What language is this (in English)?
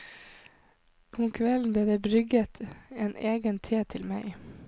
Norwegian